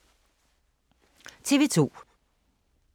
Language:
Danish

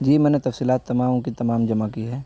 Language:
Urdu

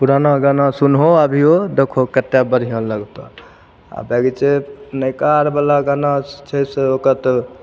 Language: Maithili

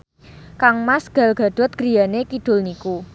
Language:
Javanese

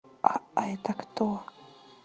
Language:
Russian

